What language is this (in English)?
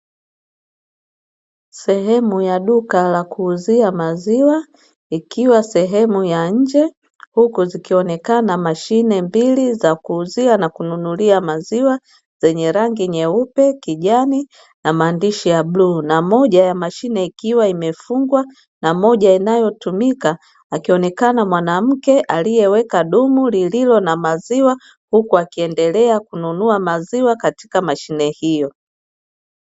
Swahili